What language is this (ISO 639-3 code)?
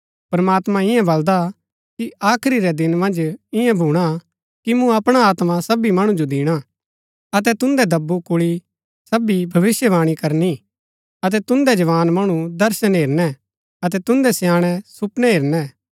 gbk